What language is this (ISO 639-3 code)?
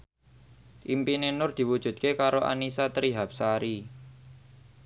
jav